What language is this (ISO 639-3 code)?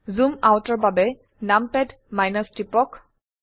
asm